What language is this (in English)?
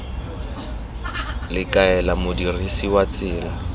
Tswana